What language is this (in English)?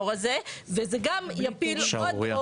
Hebrew